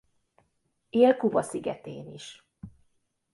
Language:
Hungarian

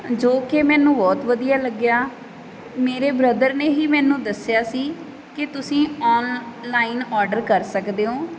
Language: Punjabi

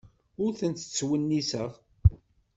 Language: Kabyle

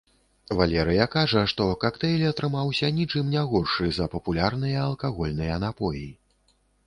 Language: Belarusian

